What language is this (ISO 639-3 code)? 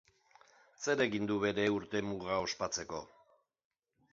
eus